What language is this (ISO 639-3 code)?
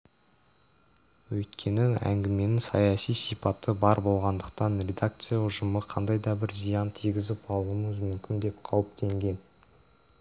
kaz